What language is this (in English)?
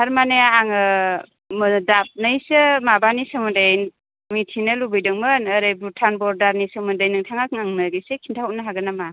Bodo